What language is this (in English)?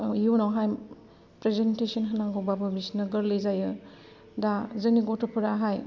Bodo